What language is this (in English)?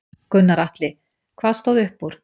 Icelandic